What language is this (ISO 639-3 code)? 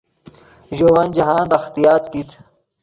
ydg